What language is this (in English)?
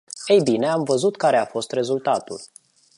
Romanian